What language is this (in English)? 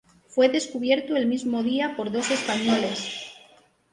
Spanish